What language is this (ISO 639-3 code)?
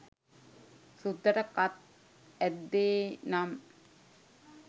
sin